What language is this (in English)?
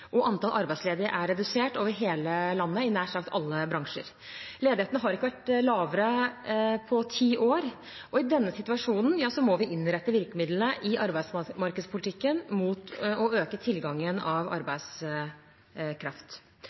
Norwegian Bokmål